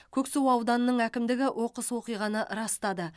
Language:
Kazakh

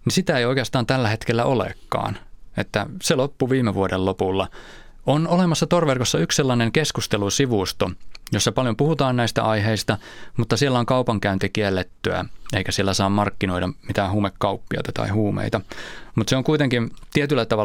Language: Finnish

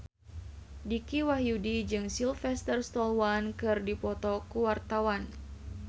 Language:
Sundanese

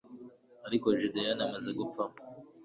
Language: Kinyarwanda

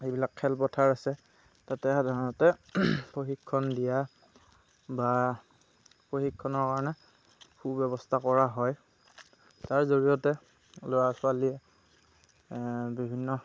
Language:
Assamese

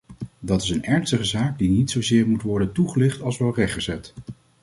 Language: Dutch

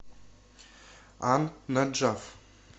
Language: Russian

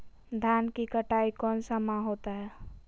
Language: Magahi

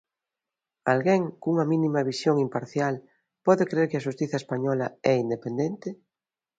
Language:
Galician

